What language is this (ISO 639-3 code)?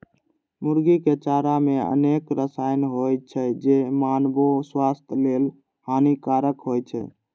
mai